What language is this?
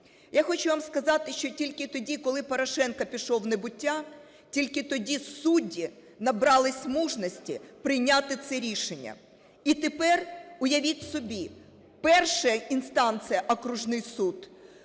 Ukrainian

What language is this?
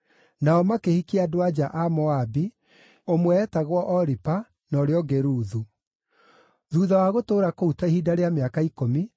Kikuyu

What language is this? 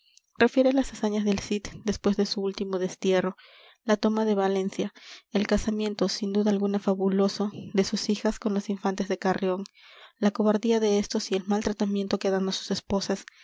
Spanish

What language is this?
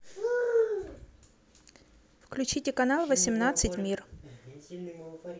Russian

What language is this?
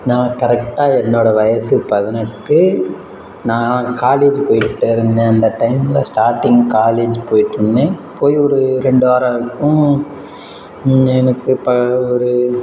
Tamil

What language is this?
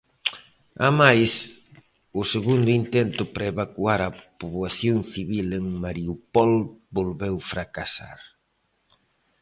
Galician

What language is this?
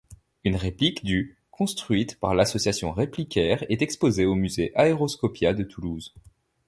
French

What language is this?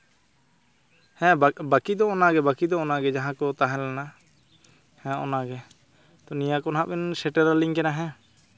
Santali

